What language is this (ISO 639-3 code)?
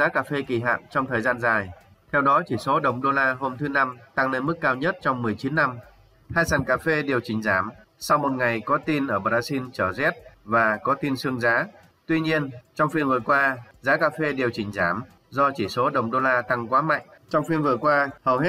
vie